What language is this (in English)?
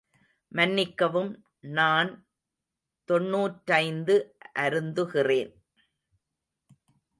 Tamil